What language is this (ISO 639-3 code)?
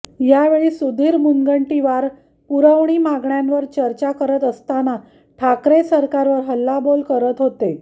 mar